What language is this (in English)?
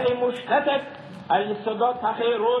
Hebrew